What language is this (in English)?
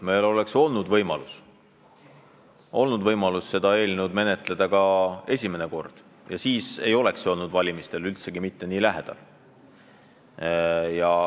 Estonian